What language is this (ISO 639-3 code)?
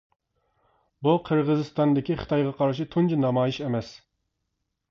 uig